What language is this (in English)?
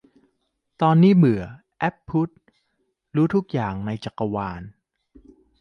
Thai